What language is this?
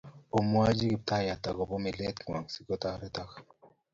Kalenjin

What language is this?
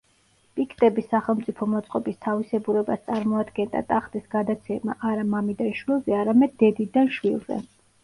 Georgian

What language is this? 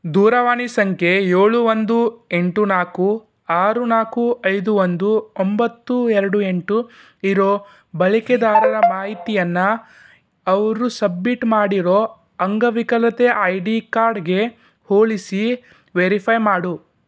Kannada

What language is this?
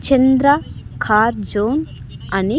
Telugu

